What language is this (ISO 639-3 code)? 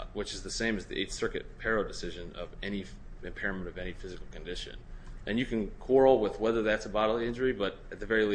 eng